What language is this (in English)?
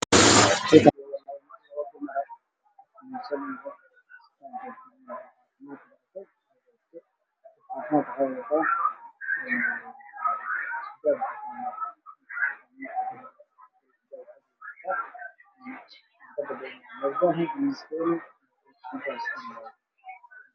Somali